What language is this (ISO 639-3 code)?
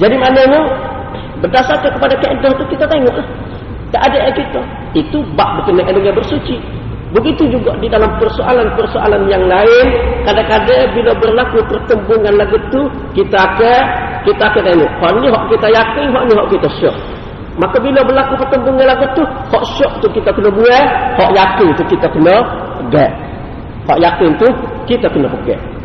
msa